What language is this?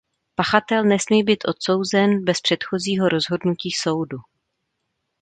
Czech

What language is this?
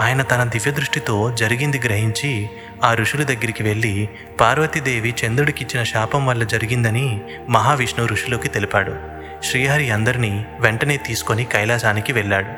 Telugu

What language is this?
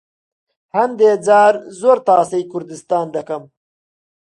Central Kurdish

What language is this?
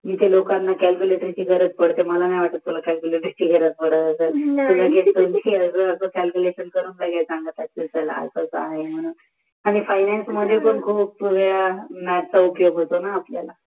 Marathi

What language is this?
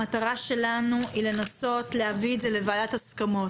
Hebrew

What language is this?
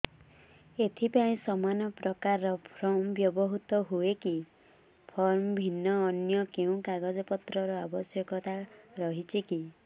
Odia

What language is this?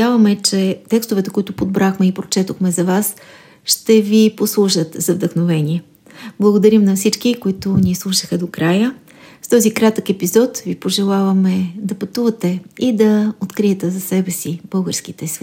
Bulgarian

